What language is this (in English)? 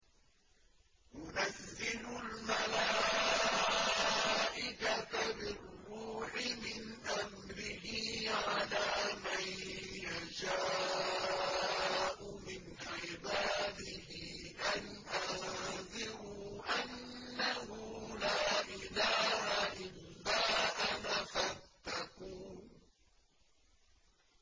Arabic